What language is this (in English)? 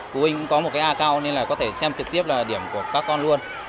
Vietnamese